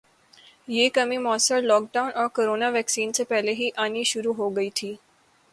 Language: Urdu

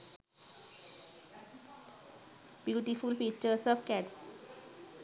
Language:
Sinhala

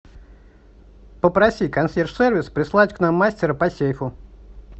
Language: Russian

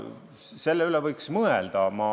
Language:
Estonian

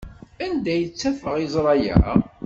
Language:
Kabyle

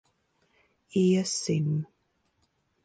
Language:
Latvian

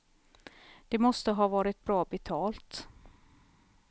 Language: Swedish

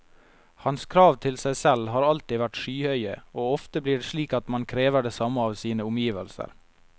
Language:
Norwegian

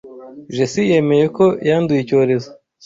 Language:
Kinyarwanda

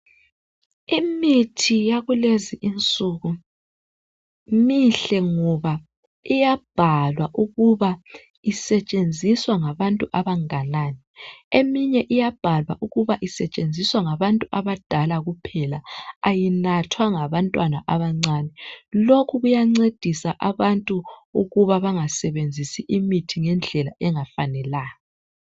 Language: North Ndebele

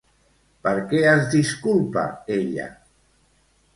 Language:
Catalan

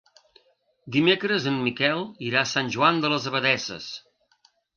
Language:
Catalan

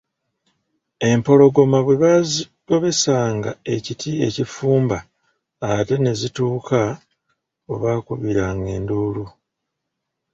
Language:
Ganda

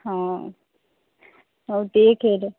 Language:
Odia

